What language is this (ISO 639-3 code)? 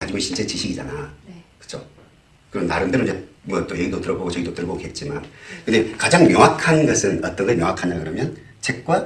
kor